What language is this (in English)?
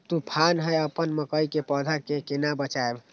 Maithili